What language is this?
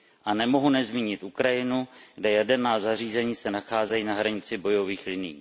Czech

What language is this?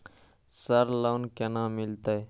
Maithili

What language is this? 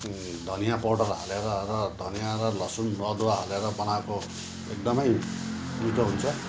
Nepali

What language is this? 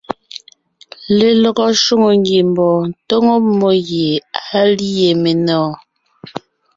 Ngiemboon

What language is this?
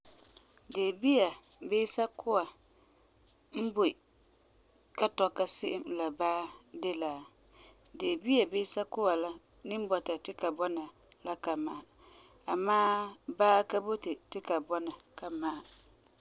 Frafra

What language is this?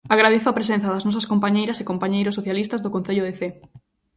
Galician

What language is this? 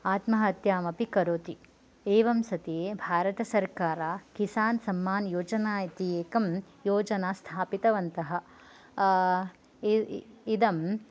Sanskrit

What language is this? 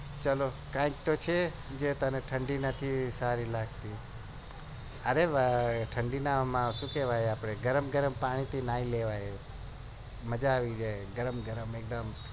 Gujarati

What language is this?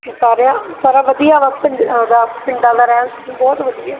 Punjabi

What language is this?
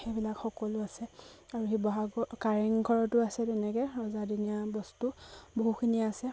Assamese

